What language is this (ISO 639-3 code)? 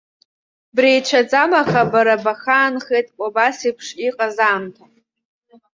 abk